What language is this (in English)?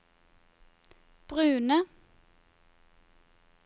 Norwegian